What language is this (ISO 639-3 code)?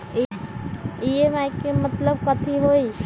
mag